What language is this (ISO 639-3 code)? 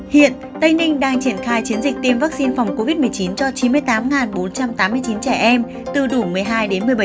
vie